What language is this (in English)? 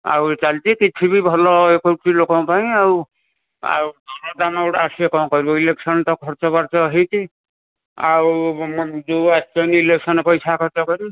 Odia